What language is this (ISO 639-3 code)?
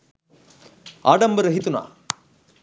sin